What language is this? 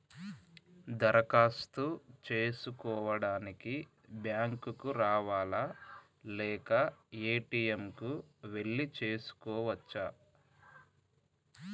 Telugu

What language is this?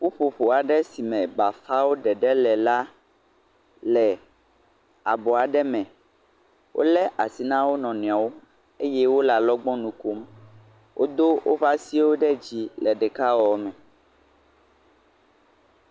Ewe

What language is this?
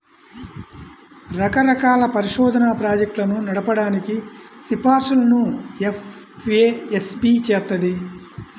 Telugu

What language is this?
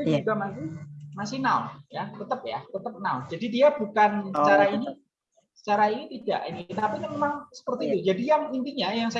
Indonesian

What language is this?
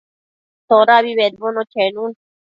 Matsés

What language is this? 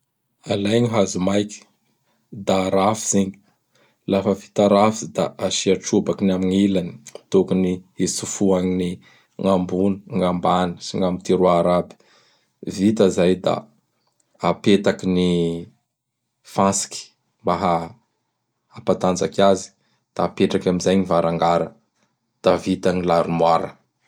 Bara Malagasy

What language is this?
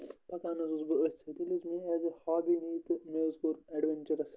Kashmiri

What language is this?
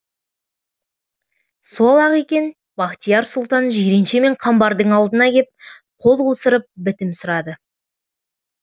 Kazakh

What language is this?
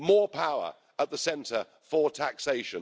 English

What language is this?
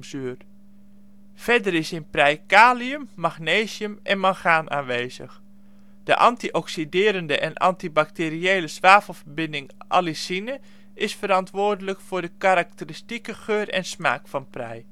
Dutch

